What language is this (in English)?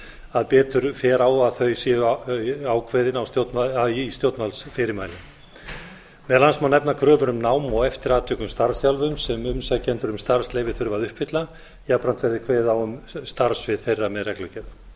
Icelandic